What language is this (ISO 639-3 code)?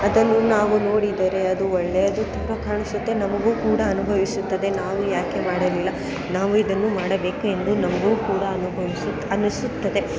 kan